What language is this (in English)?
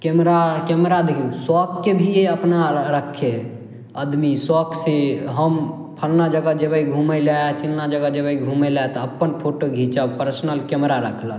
Maithili